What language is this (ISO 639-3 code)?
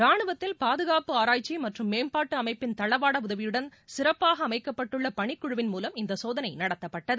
tam